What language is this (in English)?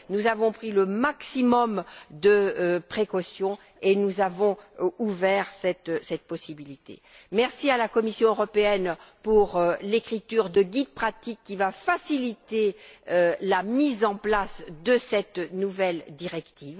French